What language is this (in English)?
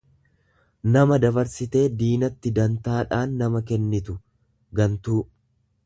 Oromo